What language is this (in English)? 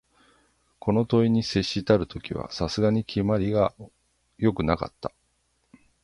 Japanese